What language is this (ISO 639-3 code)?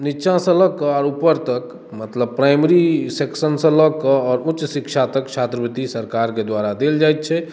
mai